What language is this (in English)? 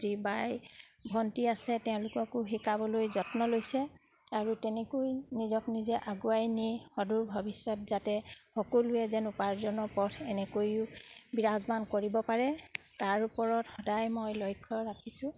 Assamese